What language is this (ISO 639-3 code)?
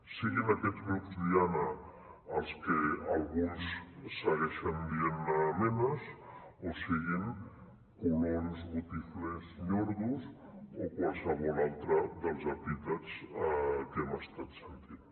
cat